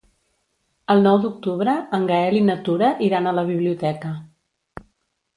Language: Catalan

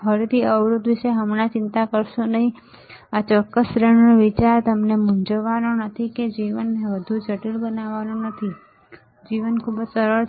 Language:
Gujarati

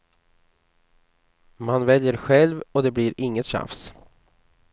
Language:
Swedish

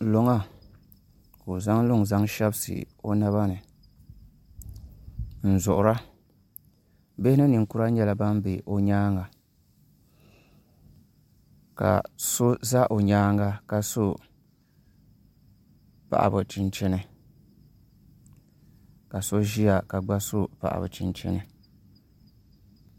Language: Dagbani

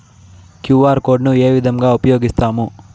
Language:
Telugu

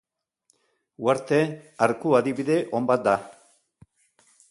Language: Basque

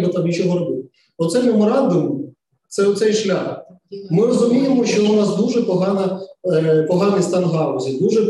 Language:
Ukrainian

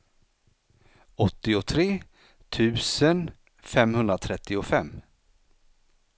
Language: Swedish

